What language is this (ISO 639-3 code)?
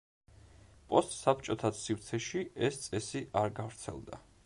kat